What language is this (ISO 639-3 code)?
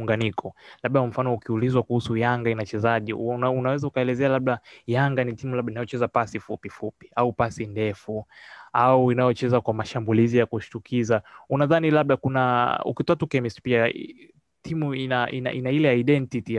swa